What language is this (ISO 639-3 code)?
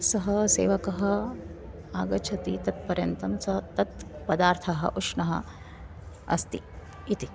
san